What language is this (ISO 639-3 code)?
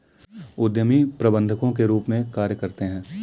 hin